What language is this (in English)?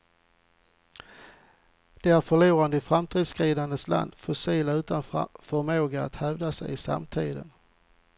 Swedish